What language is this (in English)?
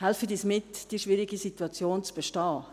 Swiss German